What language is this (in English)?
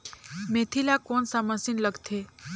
Chhattisgarhi